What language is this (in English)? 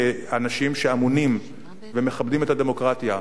Hebrew